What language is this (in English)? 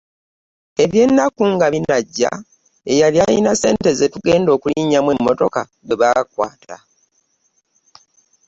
Ganda